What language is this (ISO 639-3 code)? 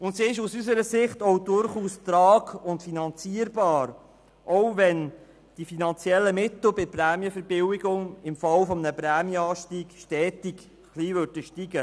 gsw